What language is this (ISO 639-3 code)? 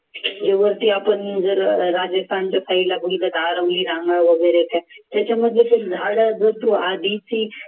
mar